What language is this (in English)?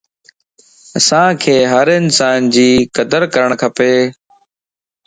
Lasi